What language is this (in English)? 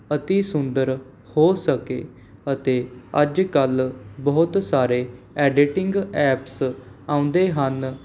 Punjabi